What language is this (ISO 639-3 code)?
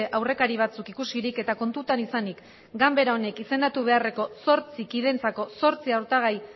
eus